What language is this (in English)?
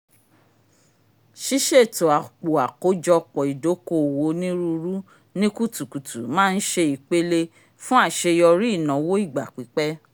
Yoruba